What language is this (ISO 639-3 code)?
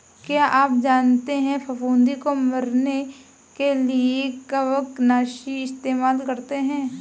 hin